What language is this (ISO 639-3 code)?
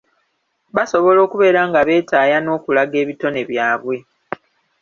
lug